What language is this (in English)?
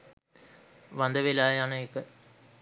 Sinhala